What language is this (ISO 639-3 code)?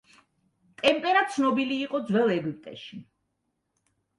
kat